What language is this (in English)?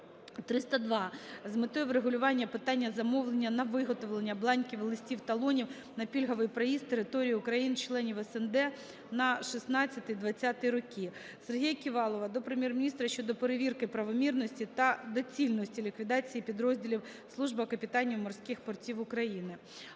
Ukrainian